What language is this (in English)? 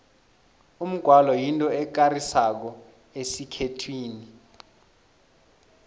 South Ndebele